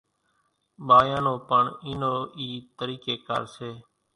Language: Kachi Koli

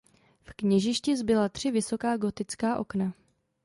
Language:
Czech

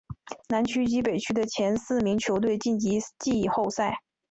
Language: Chinese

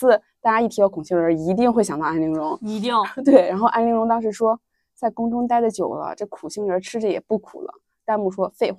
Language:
Chinese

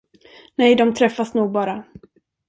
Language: Swedish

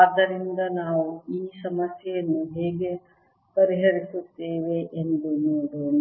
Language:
Kannada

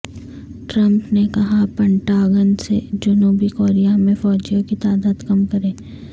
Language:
Urdu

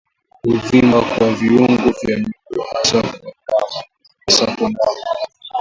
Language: Swahili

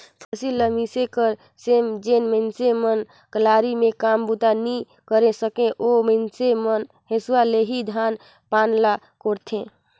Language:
Chhattisgarhi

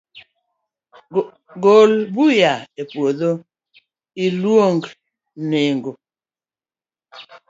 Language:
Luo (Kenya and Tanzania)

